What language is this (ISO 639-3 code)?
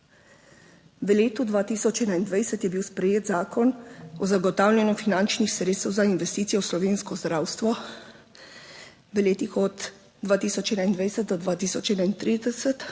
slv